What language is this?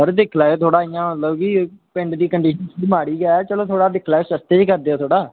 Dogri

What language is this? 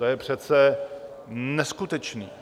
Czech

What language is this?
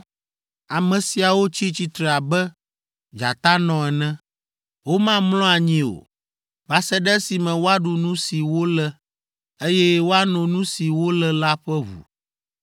Ewe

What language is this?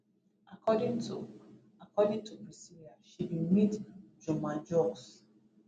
Nigerian Pidgin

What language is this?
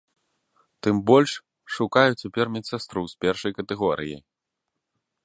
Belarusian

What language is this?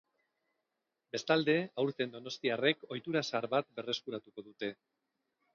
Basque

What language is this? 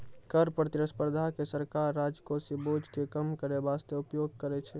Maithili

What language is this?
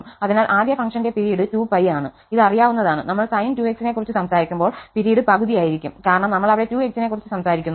Malayalam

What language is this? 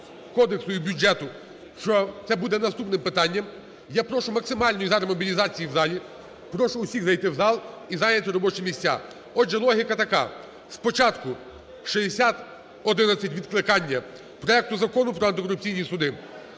Ukrainian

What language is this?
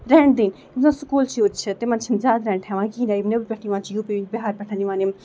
Kashmiri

